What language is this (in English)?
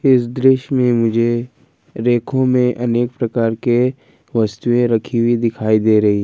Hindi